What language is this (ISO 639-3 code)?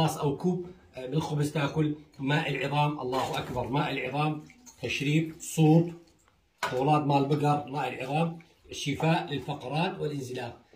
ara